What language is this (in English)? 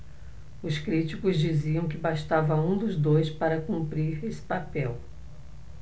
Portuguese